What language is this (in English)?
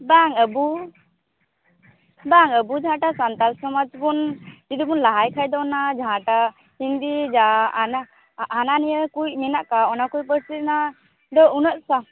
Santali